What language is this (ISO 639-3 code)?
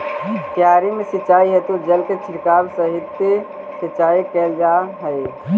mag